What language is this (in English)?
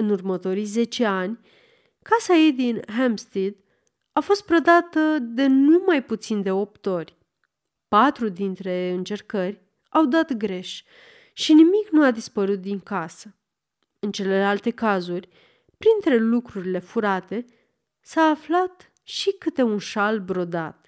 Romanian